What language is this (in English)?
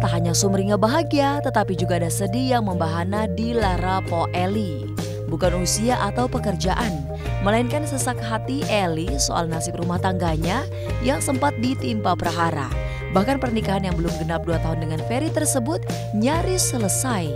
Indonesian